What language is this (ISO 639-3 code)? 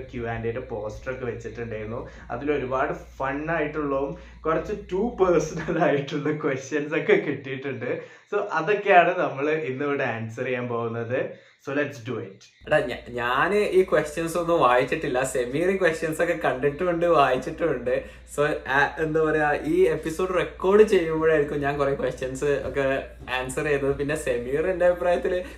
mal